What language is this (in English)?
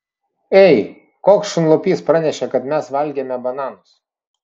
Lithuanian